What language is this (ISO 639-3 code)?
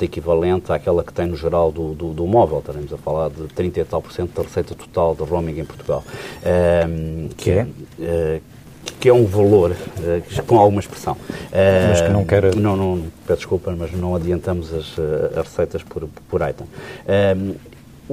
por